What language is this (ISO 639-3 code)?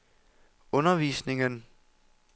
dan